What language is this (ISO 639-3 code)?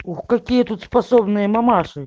rus